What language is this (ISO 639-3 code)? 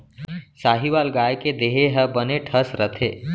hne